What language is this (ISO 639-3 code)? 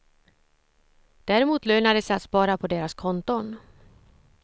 swe